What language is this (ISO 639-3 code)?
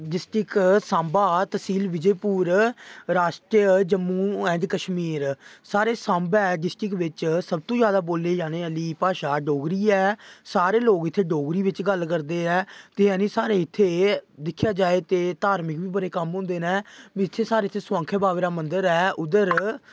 doi